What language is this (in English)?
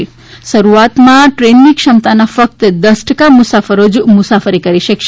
Gujarati